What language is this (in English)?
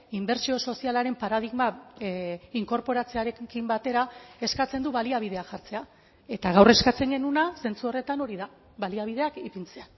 Basque